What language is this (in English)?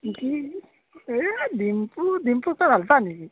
Assamese